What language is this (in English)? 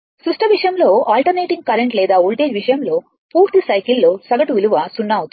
Telugu